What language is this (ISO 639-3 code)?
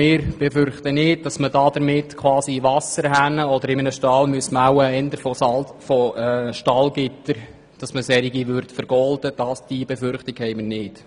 gsw